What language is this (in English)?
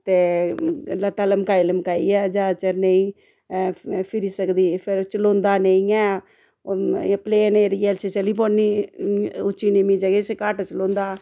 Dogri